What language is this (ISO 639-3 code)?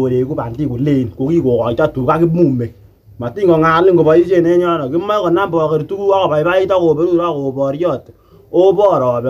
tha